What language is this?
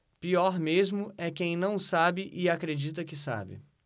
Portuguese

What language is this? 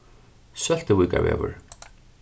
Faroese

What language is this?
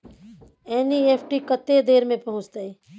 Maithili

